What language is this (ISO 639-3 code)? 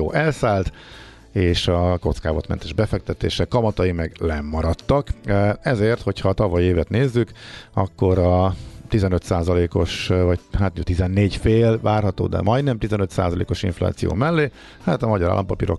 hun